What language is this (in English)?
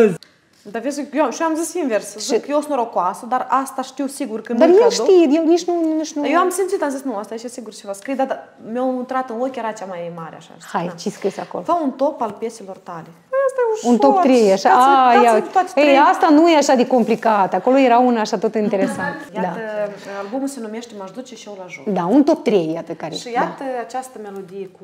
Romanian